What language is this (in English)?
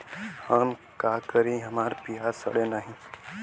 Bhojpuri